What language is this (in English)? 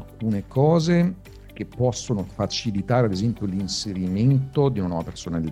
Italian